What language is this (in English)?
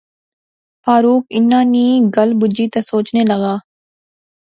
Pahari-Potwari